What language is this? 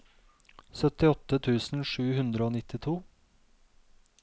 Norwegian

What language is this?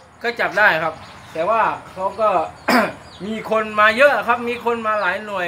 Thai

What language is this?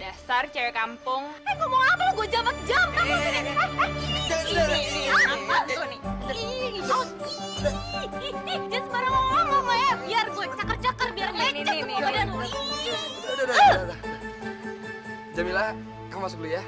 Indonesian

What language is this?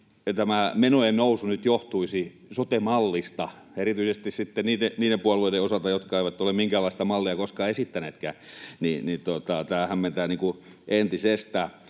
Finnish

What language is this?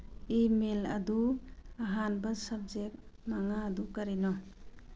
Manipuri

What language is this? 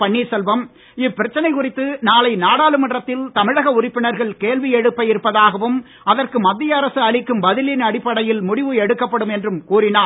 Tamil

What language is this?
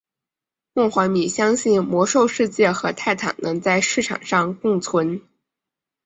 Chinese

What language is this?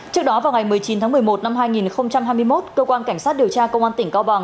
Vietnamese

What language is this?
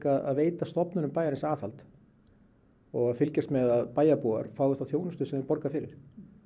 Icelandic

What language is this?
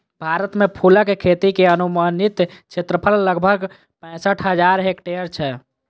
Maithili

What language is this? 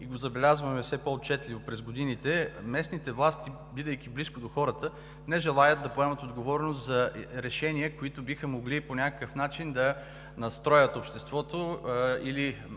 Bulgarian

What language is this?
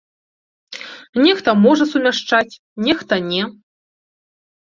Belarusian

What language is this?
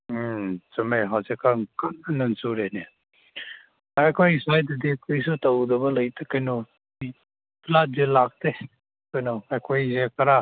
Manipuri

